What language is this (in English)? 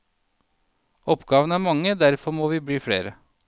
Norwegian